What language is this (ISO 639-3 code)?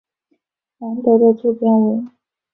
zho